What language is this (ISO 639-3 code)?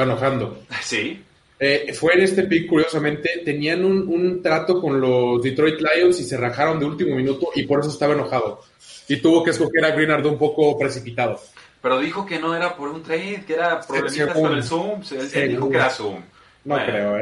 spa